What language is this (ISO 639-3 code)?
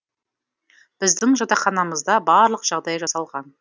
kaz